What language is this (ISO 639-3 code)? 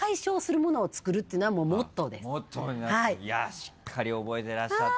jpn